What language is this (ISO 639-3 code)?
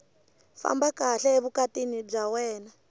tso